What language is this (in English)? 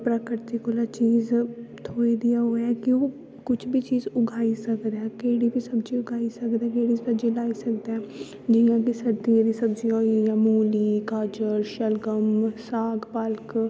Dogri